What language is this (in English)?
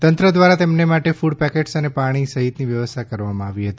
Gujarati